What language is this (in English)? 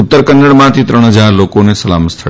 Gujarati